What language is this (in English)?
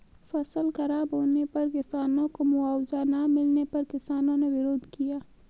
Hindi